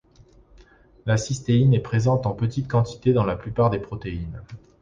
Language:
French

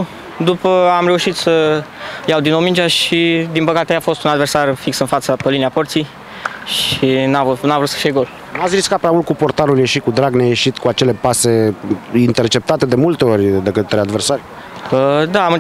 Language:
Romanian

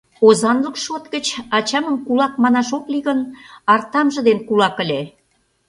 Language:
Mari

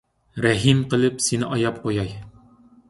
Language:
Uyghur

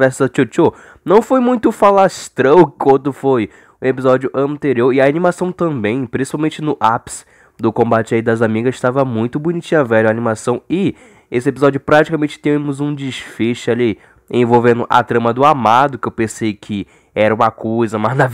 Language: Portuguese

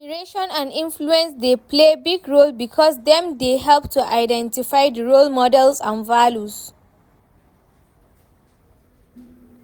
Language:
Nigerian Pidgin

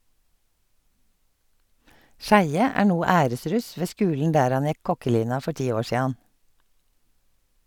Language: Norwegian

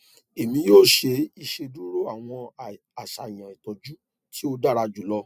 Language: Yoruba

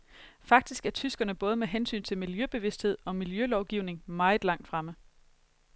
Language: Danish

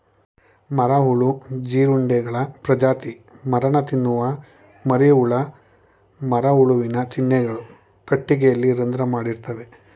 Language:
Kannada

